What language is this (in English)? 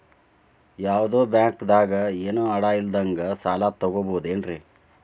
Kannada